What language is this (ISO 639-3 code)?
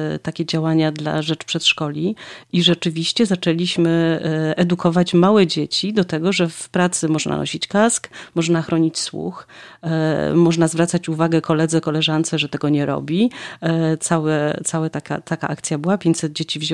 pol